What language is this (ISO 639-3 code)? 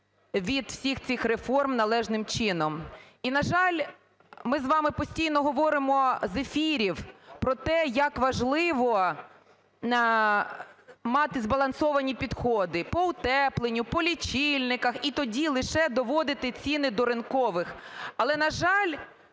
ukr